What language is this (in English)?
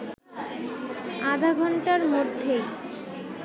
Bangla